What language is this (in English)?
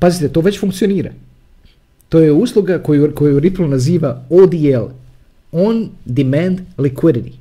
Croatian